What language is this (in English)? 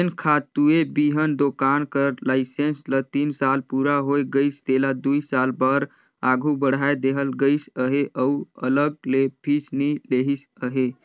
Chhattisgarhi